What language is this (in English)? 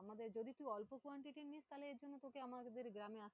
Bangla